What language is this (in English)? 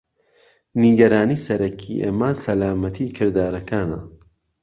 Central Kurdish